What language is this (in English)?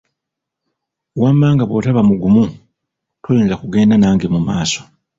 Ganda